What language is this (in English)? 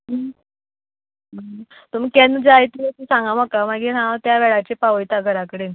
Konkani